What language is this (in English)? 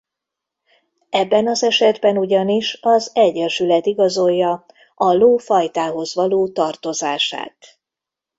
Hungarian